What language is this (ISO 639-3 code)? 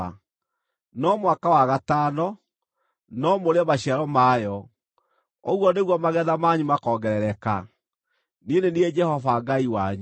kik